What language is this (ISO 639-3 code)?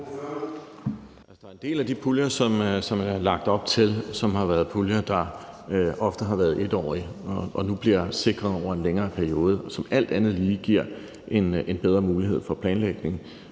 dan